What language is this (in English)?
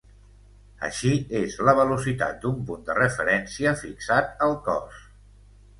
Catalan